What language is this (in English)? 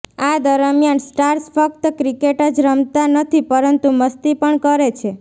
Gujarati